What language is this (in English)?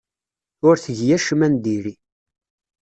Kabyle